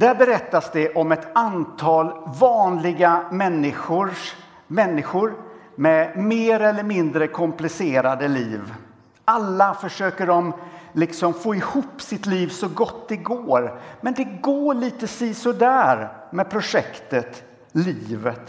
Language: Swedish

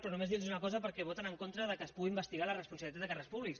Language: Catalan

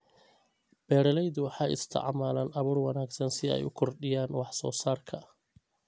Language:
Somali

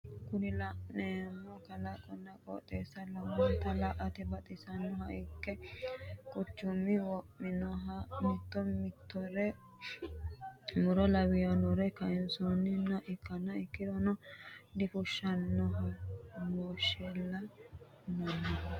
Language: Sidamo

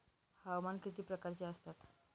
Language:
Marathi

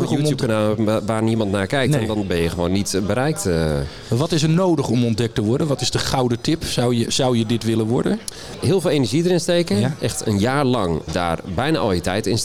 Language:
Dutch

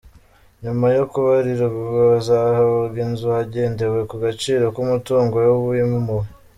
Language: Kinyarwanda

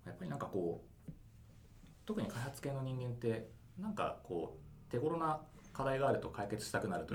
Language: Japanese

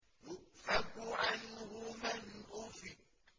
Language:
Arabic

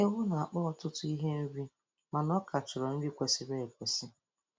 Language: Igbo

